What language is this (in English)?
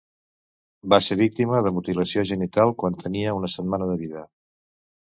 Catalan